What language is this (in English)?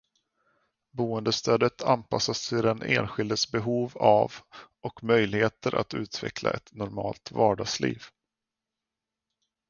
Swedish